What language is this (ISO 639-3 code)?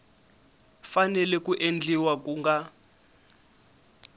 tso